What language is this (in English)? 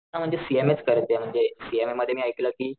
Marathi